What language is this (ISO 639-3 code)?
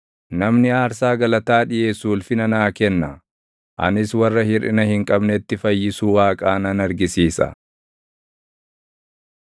orm